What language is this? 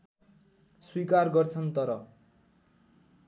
Nepali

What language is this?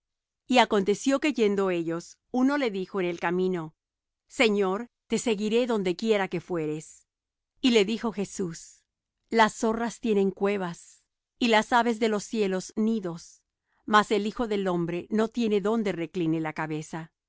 Spanish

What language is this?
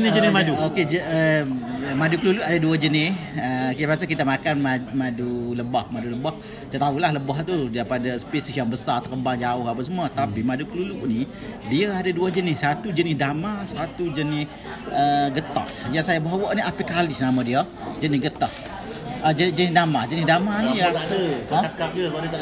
Malay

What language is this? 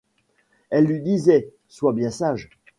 French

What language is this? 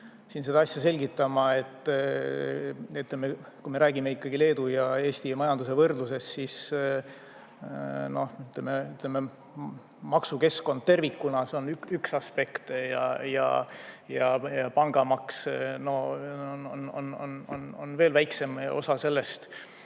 Estonian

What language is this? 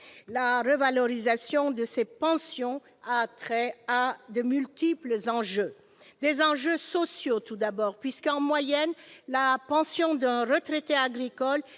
French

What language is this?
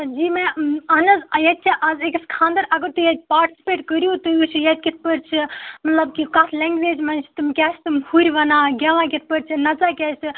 Kashmiri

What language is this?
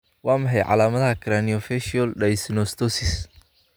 Somali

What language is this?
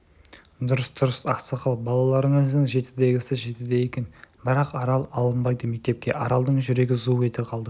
Kazakh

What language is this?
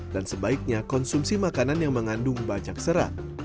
Indonesian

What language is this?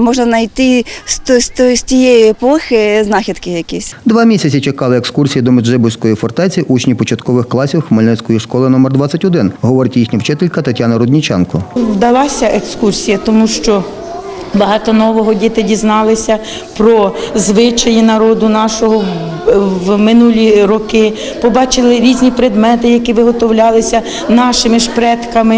Ukrainian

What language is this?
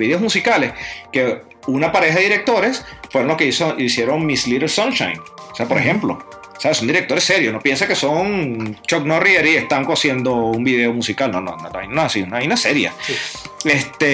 Spanish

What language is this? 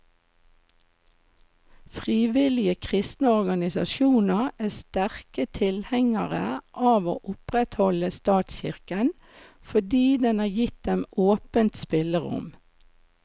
Norwegian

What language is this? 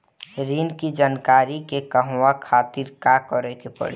Bhojpuri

